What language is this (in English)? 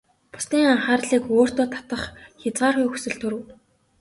Mongolian